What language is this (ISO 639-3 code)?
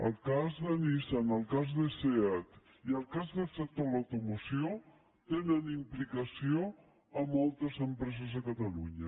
cat